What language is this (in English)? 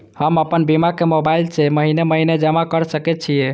Maithili